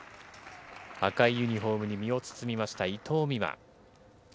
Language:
Japanese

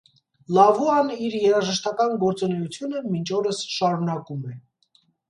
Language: Armenian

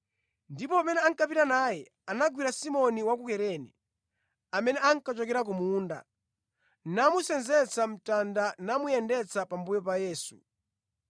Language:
Nyanja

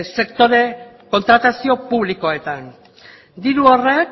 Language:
Basque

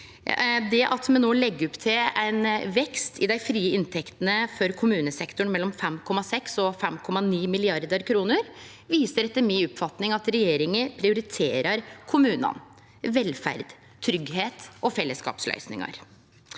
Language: Norwegian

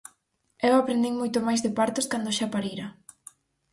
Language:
Galician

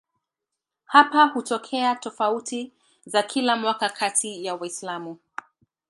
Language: Swahili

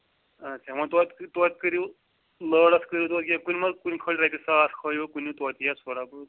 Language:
Kashmiri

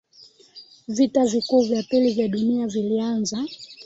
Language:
Swahili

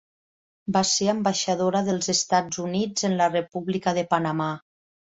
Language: Catalan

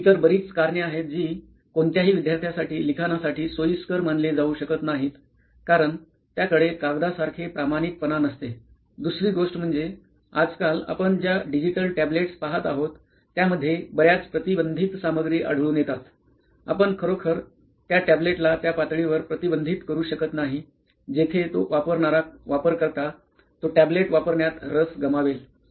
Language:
Marathi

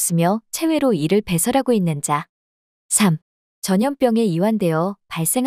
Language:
Korean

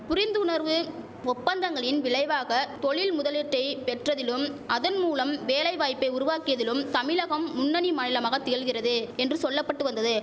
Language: Tamil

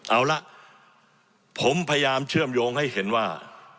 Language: Thai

